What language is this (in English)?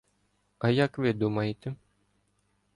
Ukrainian